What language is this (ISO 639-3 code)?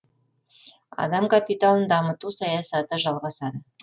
kaz